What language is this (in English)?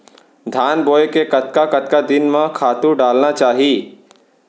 Chhattisgarhi